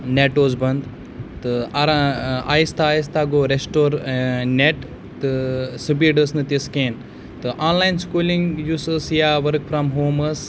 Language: Kashmiri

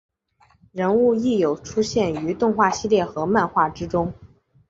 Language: Chinese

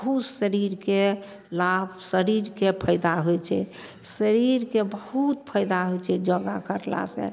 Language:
Maithili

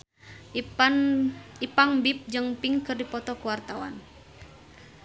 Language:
Sundanese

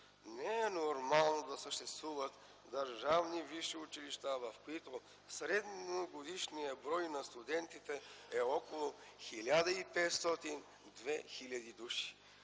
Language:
Bulgarian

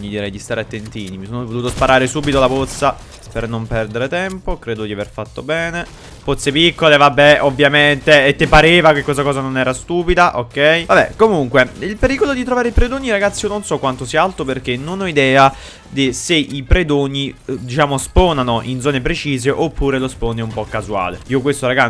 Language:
Italian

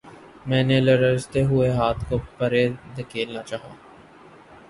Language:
Urdu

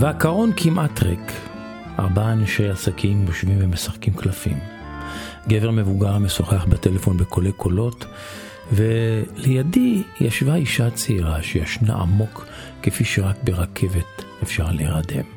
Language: Hebrew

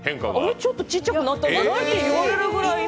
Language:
Japanese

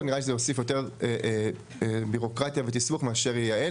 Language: Hebrew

